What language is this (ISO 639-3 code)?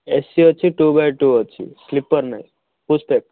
ori